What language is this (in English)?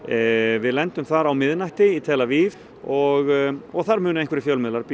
Icelandic